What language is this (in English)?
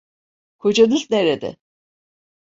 Turkish